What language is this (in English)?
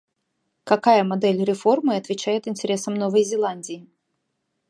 Russian